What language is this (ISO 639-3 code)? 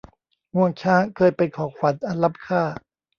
tha